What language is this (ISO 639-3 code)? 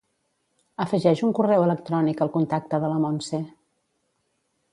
cat